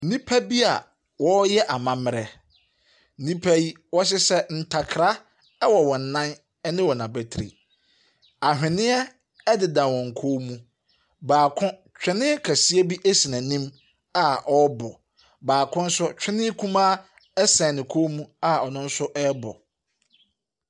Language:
Akan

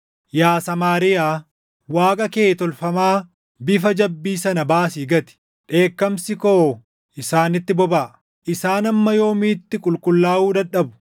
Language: Oromo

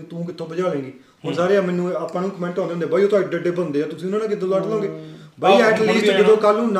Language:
Punjabi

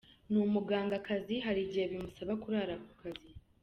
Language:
Kinyarwanda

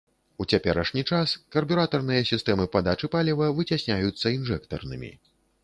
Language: Belarusian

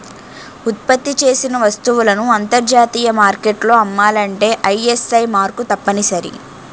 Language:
Telugu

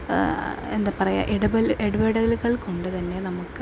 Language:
Malayalam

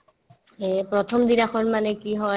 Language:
Assamese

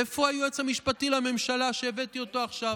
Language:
Hebrew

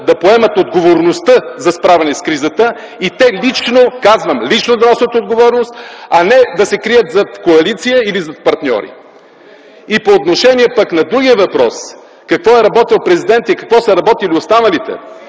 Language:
Bulgarian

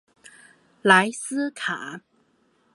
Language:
Chinese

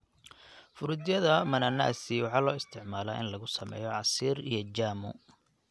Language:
Somali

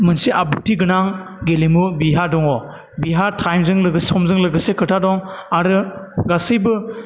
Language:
Bodo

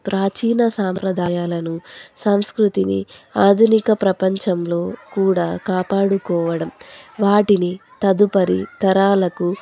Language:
Telugu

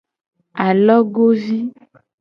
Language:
Gen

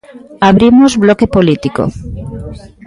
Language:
Galician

